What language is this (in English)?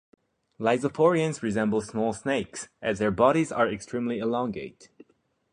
English